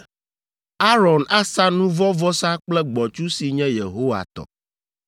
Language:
Ewe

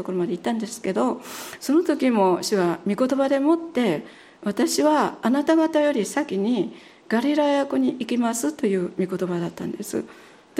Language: Japanese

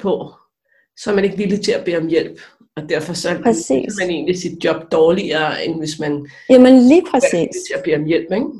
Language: Danish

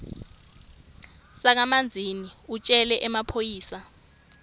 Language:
Swati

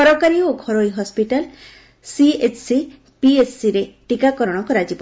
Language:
Odia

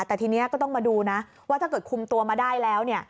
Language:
Thai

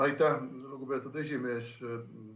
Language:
Estonian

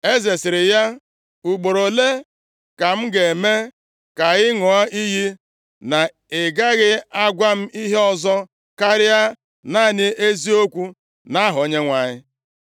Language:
Igbo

